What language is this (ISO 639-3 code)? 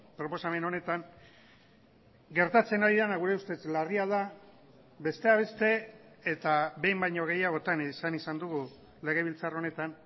eus